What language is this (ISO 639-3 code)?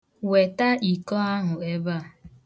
ibo